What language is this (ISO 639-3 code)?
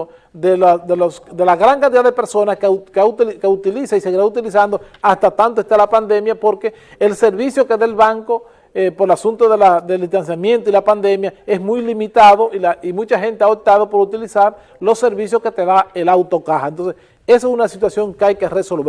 spa